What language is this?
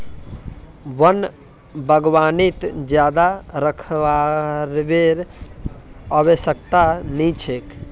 Magahi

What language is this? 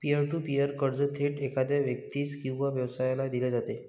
Marathi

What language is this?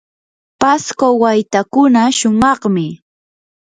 Yanahuanca Pasco Quechua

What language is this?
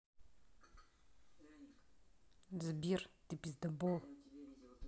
Russian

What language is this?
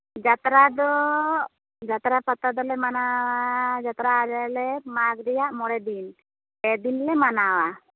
Santali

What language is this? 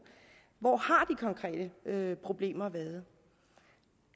Danish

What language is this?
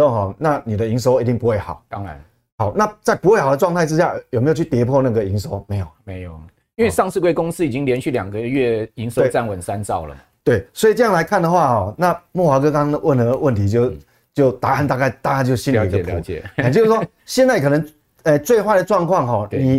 Chinese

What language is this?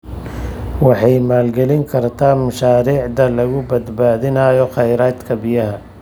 Somali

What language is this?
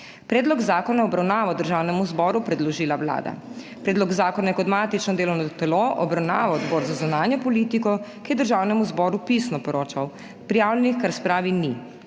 Slovenian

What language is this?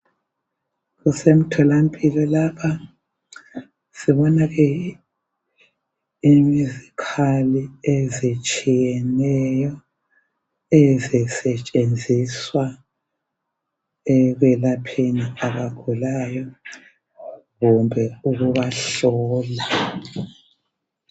North Ndebele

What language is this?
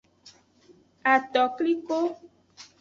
Aja (Benin)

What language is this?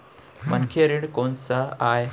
Chhattisgarhi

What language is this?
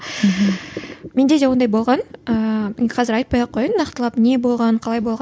Kazakh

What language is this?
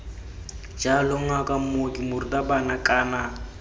Tswana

